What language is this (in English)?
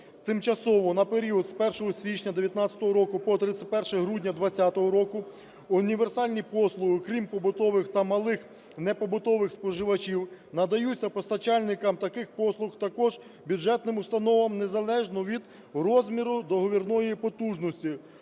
Ukrainian